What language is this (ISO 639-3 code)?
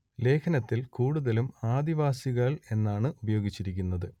mal